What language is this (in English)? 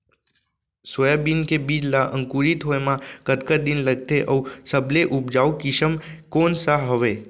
Chhattisgarhi